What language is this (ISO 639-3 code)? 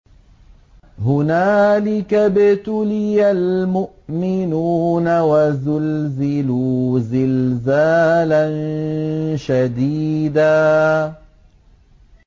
ara